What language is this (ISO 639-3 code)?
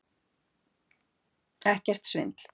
isl